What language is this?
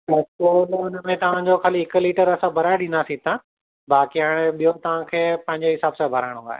Sindhi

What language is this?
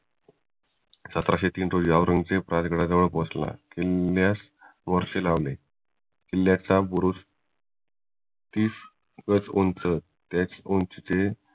Marathi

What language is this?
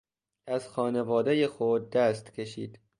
Persian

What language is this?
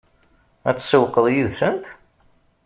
Kabyle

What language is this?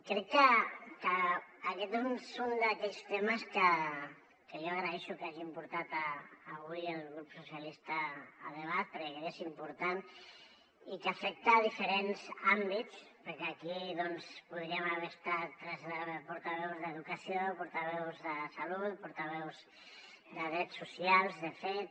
Catalan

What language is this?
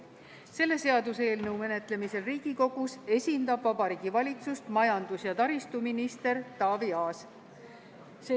Estonian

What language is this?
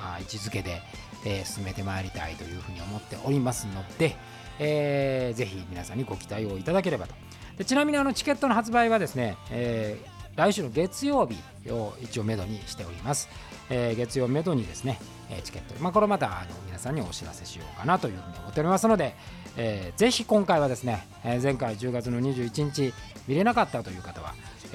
Japanese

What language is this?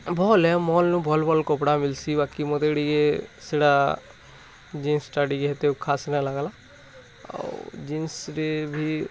Odia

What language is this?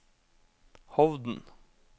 Norwegian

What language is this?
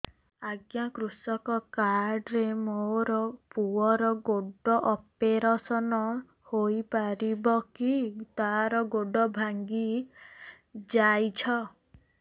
Odia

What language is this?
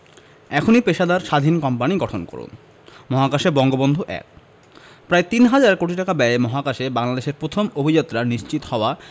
Bangla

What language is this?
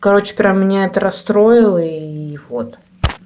Russian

